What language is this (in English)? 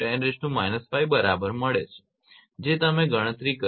Gujarati